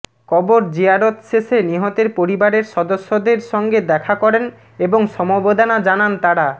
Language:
Bangla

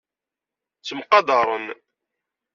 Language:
Kabyle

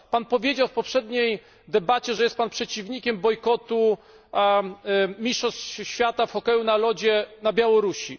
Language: Polish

